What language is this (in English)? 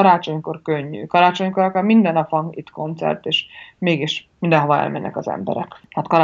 Hungarian